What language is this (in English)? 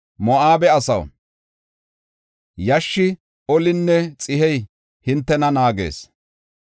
Gofa